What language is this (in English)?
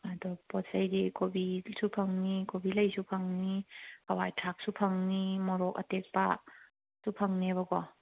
Manipuri